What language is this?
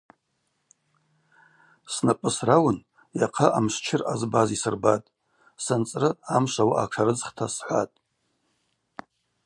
Abaza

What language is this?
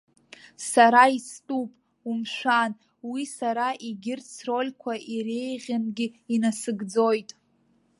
Abkhazian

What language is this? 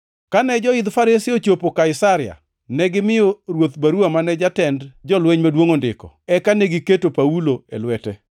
Luo (Kenya and Tanzania)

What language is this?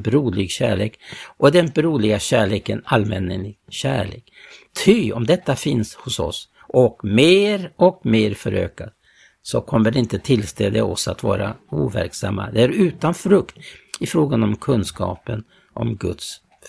Swedish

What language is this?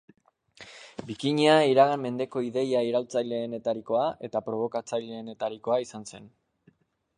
Basque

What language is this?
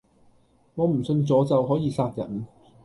Cantonese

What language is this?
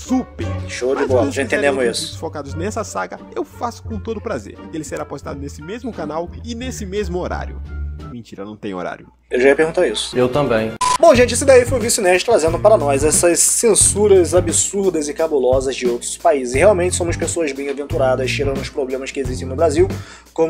Portuguese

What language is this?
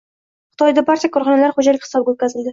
Uzbek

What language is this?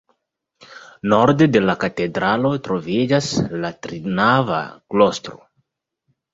Esperanto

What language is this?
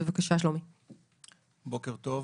Hebrew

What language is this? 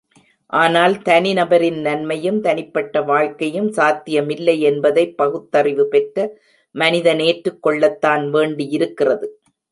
Tamil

